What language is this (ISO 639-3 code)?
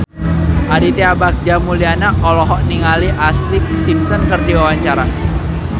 sun